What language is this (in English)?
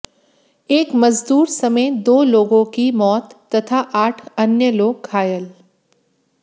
Hindi